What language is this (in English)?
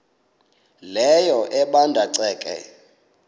Xhosa